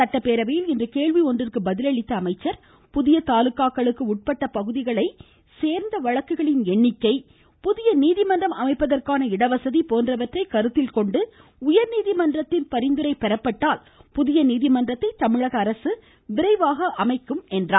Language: Tamil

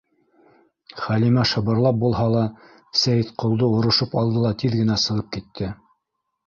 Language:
Bashkir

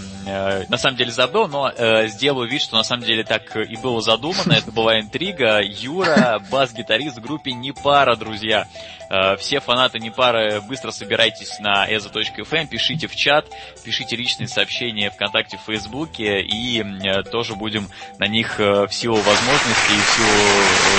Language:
Russian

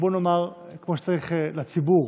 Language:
Hebrew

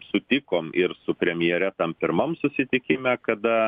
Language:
Lithuanian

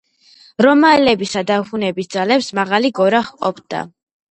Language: Georgian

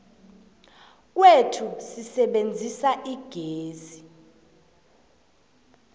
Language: South Ndebele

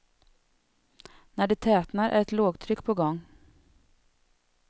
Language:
Swedish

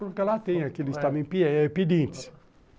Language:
Portuguese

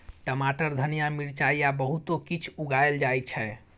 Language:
Maithili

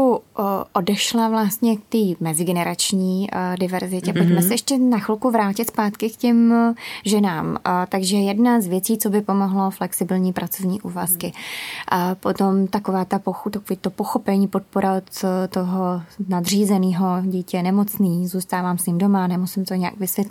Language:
Czech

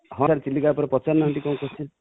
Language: Odia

